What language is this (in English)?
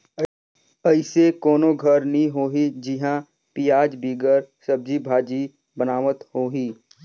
Chhattisgarhi